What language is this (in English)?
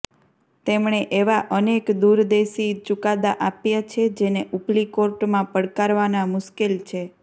Gujarati